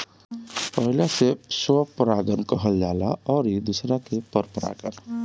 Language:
Bhojpuri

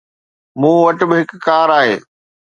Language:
Sindhi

